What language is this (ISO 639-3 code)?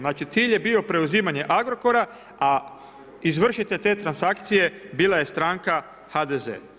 hrv